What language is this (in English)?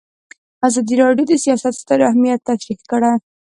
Pashto